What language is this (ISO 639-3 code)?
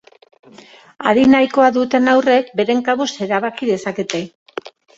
eus